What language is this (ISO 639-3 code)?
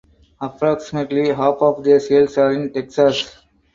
eng